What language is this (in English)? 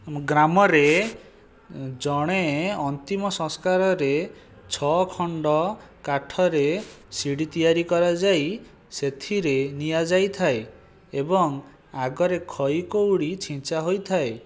Odia